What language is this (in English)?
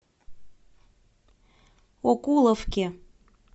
Russian